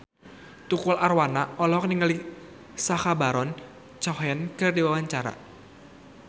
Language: Sundanese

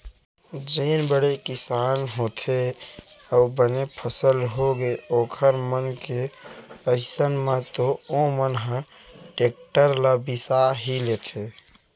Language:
Chhattisgarhi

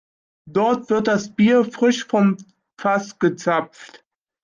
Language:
German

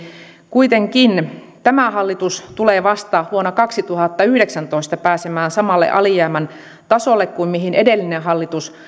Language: Finnish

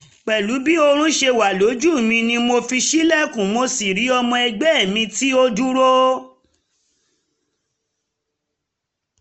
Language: Yoruba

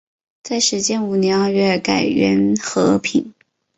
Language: Chinese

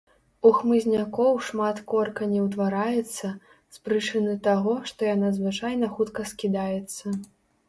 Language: Belarusian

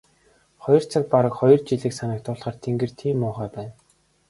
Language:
Mongolian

